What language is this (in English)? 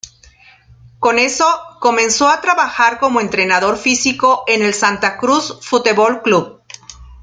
Spanish